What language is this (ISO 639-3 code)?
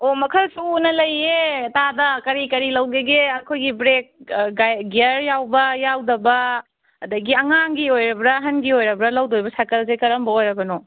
mni